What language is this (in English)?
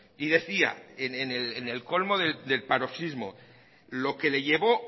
Spanish